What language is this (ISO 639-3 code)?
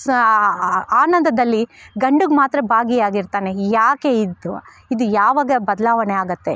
kan